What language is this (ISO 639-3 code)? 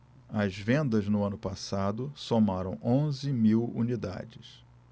por